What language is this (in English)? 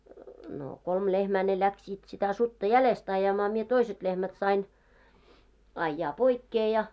Finnish